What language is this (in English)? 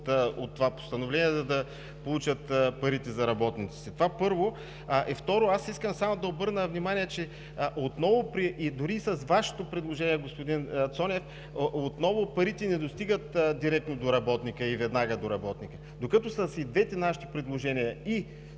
Bulgarian